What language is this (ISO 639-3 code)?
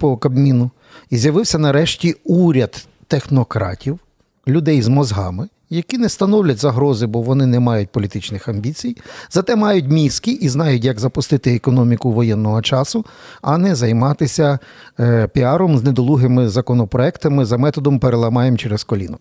ukr